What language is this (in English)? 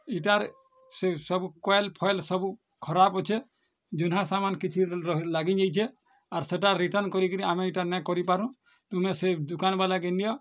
Odia